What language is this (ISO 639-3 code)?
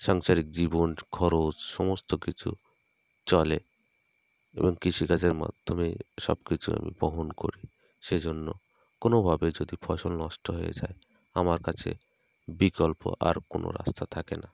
ben